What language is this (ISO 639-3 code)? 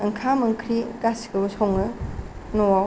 brx